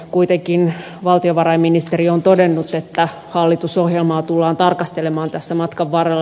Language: Finnish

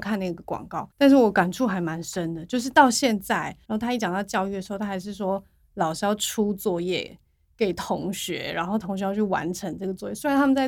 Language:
Chinese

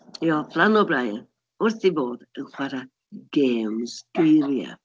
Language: Welsh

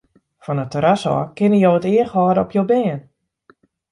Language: Western Frisian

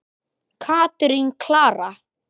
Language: Icelandic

